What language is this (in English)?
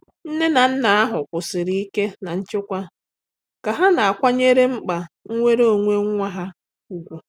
Igbo